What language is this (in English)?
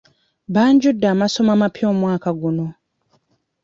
Ganda